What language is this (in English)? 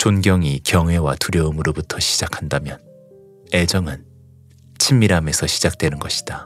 Korean